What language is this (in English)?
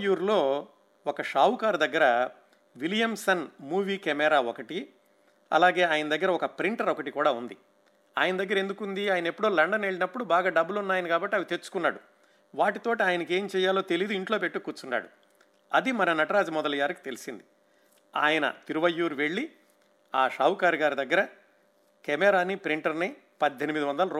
Telugu